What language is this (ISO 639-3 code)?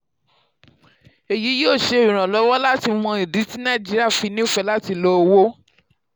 yor